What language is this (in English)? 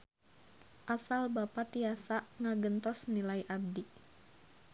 Sundanese